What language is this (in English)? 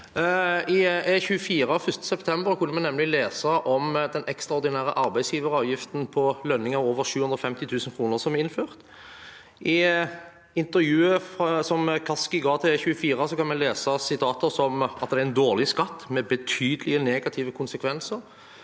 Norwegian